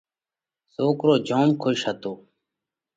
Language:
Parkari Koli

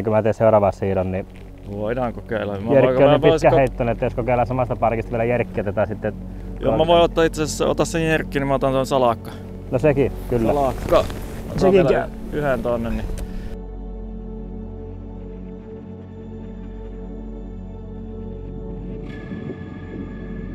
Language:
Finnish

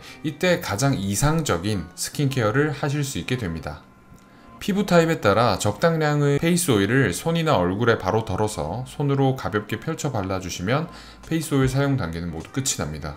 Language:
Korean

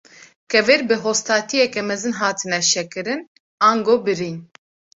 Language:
Kurdish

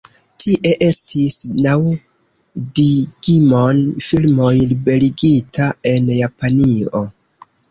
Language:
Esperanto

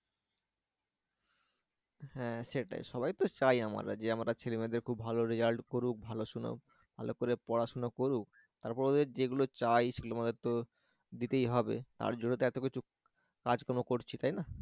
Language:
Bangla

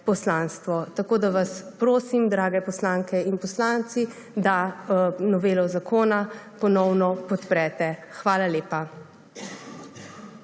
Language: Slovenian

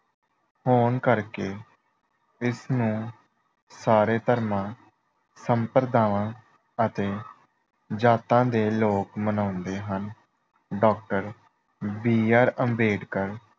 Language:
Punjabi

